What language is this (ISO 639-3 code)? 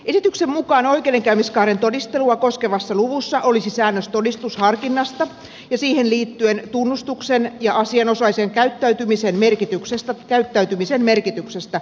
fin